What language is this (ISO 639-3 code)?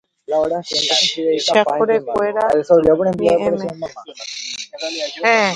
grn